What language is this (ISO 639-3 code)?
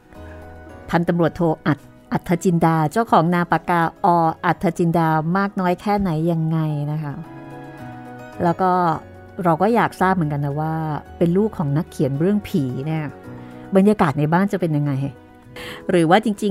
tha